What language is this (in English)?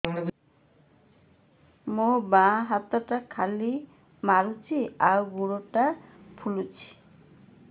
Odia